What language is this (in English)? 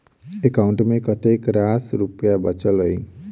Maithili